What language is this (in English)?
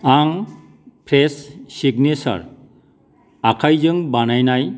Bodo